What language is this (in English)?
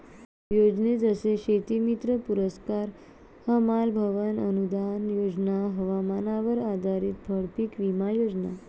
Marathi